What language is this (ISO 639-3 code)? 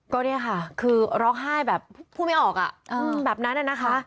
tha